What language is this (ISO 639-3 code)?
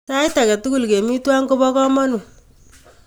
kln